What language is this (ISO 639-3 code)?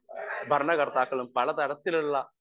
mal